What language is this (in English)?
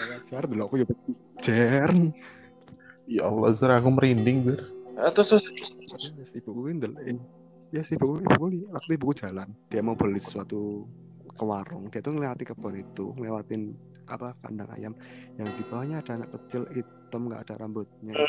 Indonesian